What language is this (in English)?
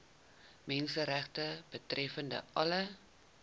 Afrikaans